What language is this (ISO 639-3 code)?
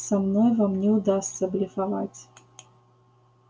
rus